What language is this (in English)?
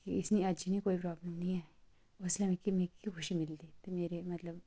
Dogri